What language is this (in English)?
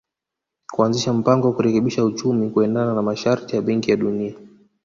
Swahili